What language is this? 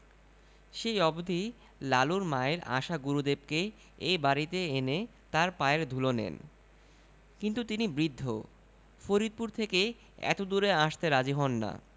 Bangla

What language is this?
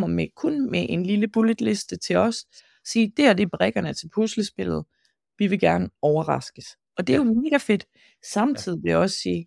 Danish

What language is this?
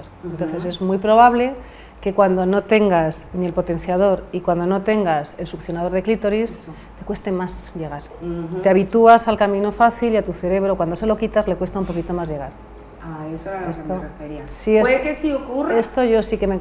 Spanish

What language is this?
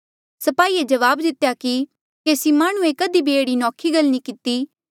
Mandeali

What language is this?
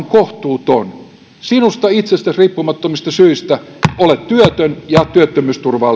Finnish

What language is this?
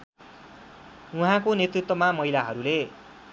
Nepali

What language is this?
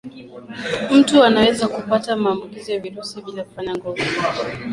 Swahili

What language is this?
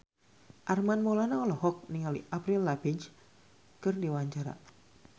Sundanese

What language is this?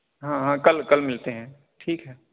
Urdu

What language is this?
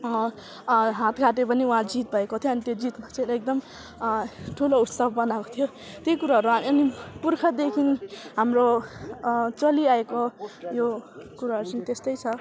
Nepali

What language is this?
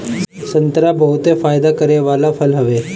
Bhojpuri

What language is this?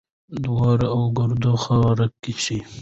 Pashto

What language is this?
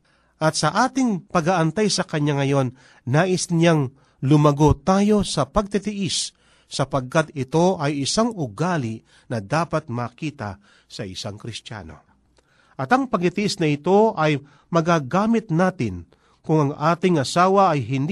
Filipino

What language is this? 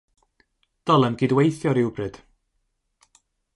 Welsh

